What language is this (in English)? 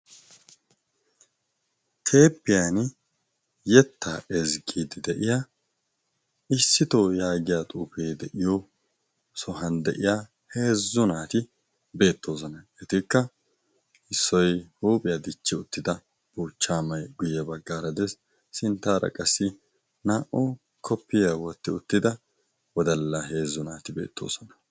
Wolaytta